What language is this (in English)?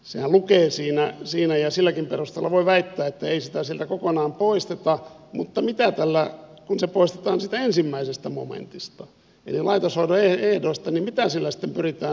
Finnish